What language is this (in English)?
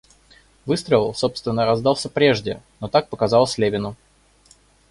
Russian